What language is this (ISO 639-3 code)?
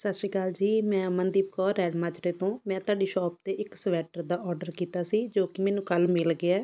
pan